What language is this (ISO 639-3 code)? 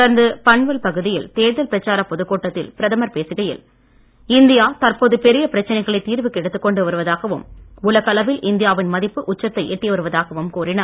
tam